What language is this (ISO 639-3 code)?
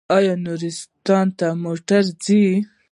pus